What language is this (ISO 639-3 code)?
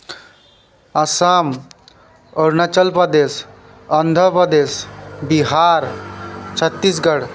asm